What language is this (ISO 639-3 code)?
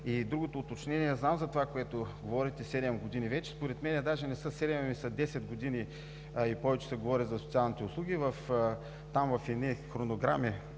bul